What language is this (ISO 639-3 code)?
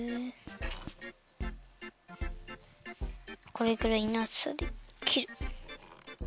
jpn